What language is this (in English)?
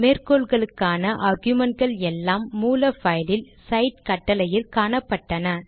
Tamil